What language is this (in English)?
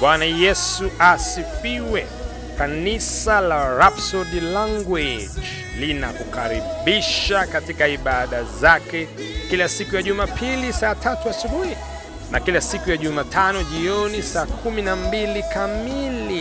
Swahili